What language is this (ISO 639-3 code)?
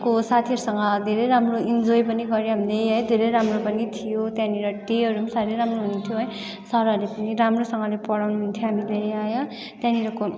nep